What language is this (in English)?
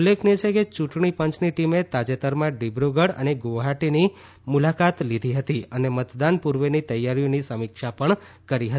Gujarati